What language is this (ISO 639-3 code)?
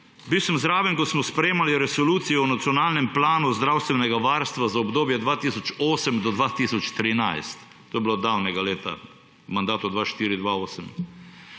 slv